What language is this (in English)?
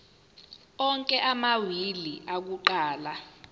Zulu